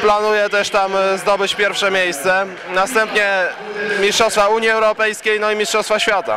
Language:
Polish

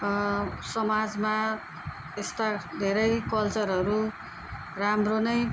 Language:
Nepali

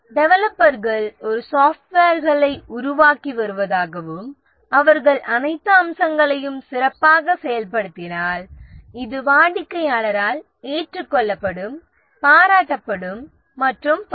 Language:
Tamil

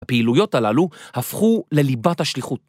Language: Hebrew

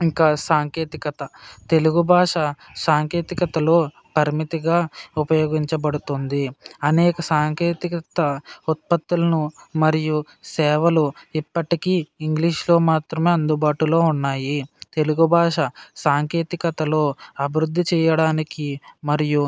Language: Telugu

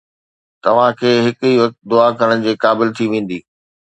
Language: Sindhi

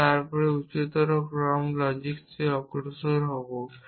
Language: Bangla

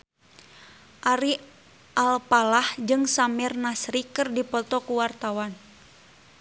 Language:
Sundanese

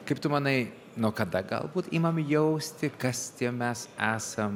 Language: Lithuanian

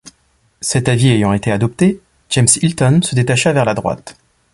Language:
French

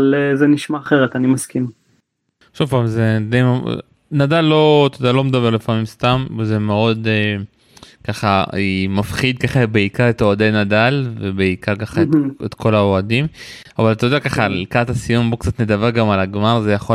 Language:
Hebrew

